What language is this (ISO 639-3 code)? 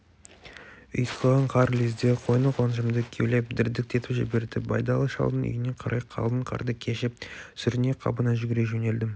kaz